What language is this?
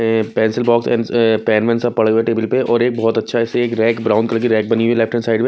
Hindi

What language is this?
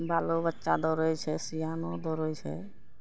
Maithili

